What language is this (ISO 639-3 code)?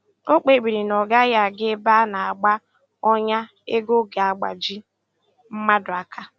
ibo